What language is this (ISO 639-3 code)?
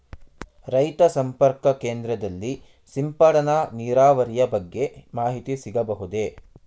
kan